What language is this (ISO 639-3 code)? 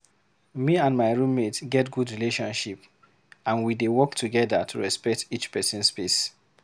pcm